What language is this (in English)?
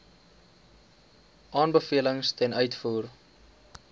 Afrikaans